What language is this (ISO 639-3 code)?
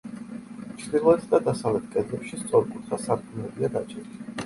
kat